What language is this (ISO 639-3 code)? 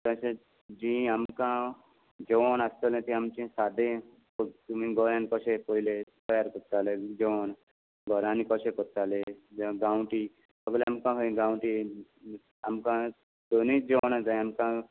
kok